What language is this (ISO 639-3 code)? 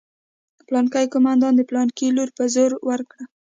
pus